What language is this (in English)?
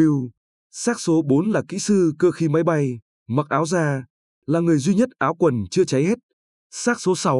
Vietnamese